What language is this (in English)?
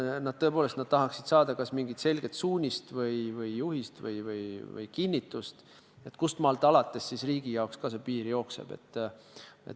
Estonian